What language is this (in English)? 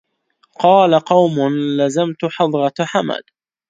Arabic